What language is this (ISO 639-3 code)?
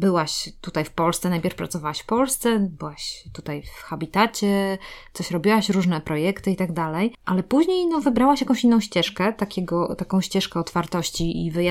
pol